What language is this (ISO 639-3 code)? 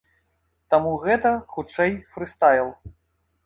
bel